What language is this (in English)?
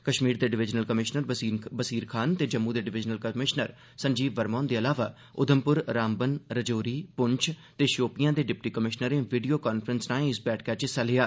Dogri